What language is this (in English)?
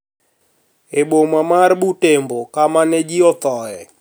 Luo (Kenya and Tanzania)